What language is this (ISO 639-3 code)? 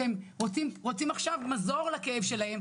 heb